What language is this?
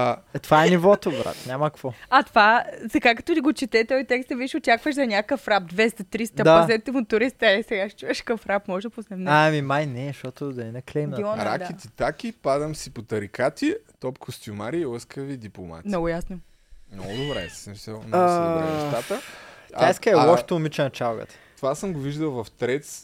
Bulgarian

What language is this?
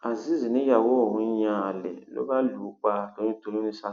Yoruba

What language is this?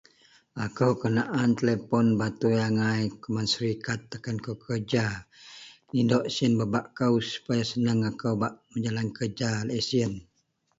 Central Melanau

